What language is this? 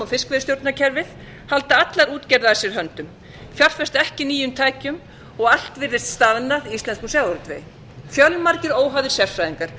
Icelandic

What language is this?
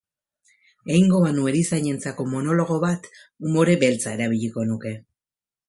Basque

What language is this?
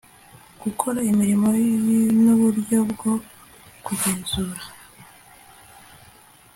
Kinyarwanda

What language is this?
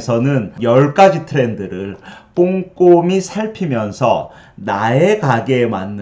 Korean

